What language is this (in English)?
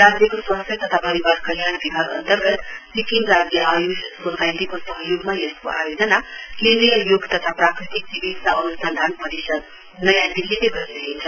Nepali